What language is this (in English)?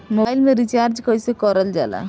Bhojpuri